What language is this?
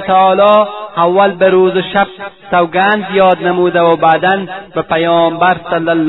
Persian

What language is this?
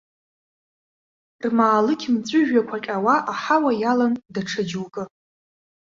Abkhazian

